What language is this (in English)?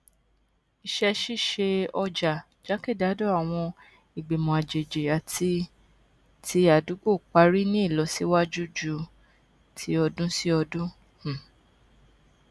Yoruba